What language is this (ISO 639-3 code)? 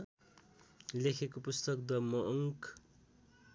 nep